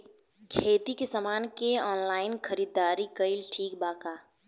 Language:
Bhojpuri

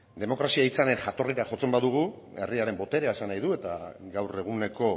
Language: Basque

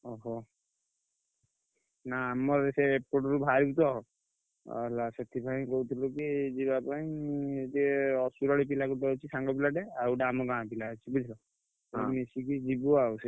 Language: Odia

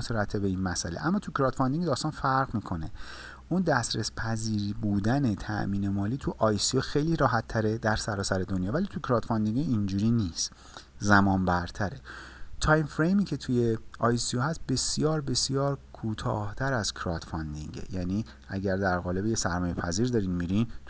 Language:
Persian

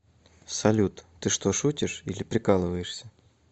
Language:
Russian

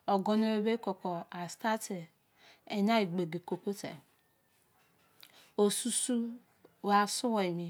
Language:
Izon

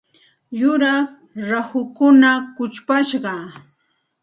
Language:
Santa Ana de Tusi Pasco Quechua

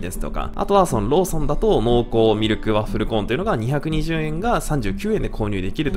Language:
Japanese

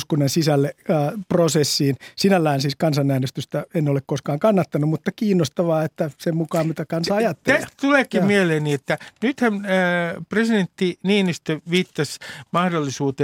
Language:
Finnish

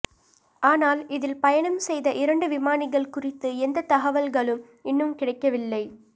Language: Tamil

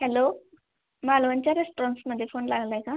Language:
Marathi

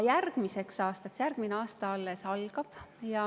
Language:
Estonian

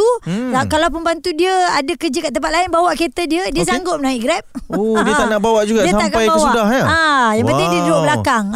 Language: Malay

